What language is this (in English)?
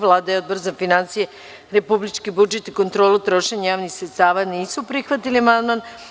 Serbian